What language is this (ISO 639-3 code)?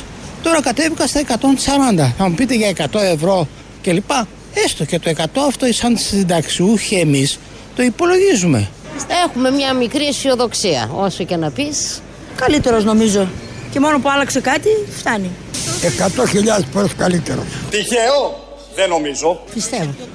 ell